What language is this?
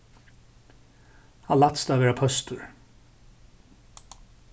Faroese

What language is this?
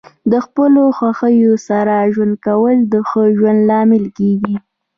Pashto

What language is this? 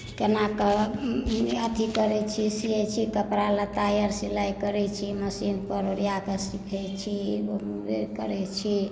Maithili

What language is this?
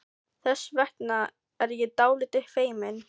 Icelandic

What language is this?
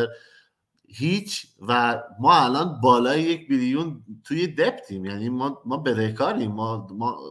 Persian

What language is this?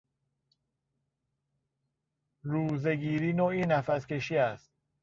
Persian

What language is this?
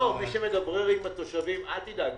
Hebrew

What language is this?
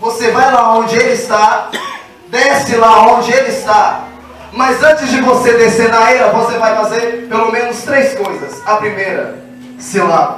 Portuguese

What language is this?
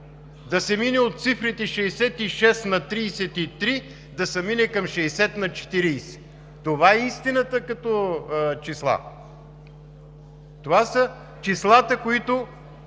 Bulgarian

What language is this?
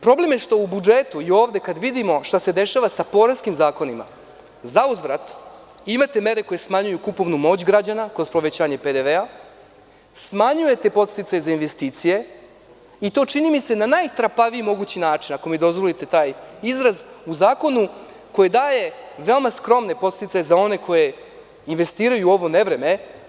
Serbian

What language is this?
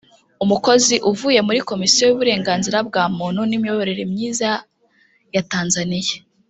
Kinyarwanda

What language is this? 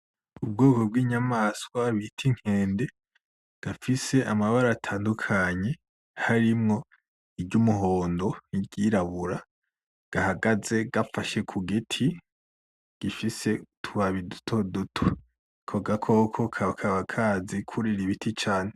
Rundi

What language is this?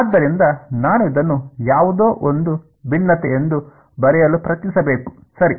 Kannada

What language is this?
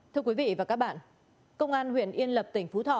Vietnamese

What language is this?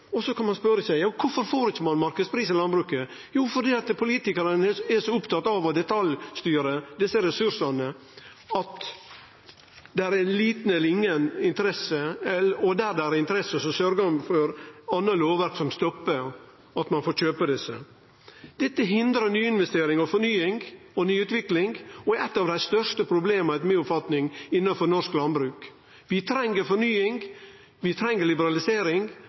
Norwegian Nynorsk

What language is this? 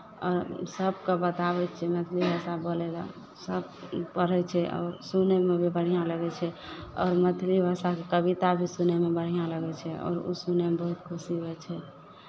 Maithili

